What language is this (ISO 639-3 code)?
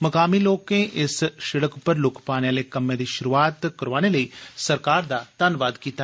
doi